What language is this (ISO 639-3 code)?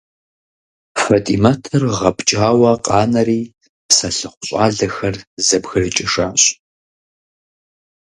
kbd